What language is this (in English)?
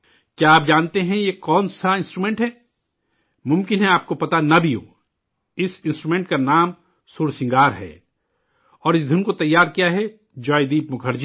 Urdu